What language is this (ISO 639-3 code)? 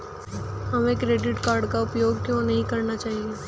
hin